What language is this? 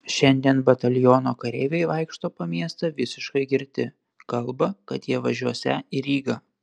Lithuanian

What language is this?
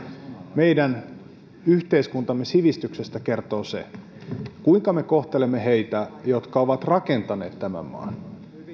Finnish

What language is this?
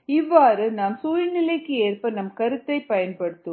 Tamil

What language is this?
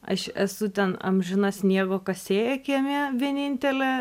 Lithuanian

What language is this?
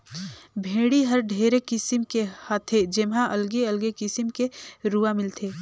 Chhattisgarhi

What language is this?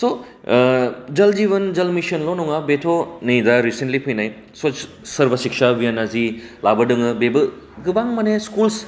Bodo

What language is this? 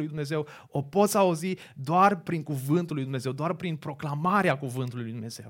Romanian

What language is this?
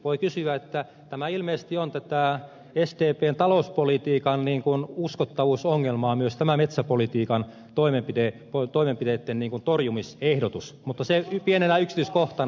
Finnish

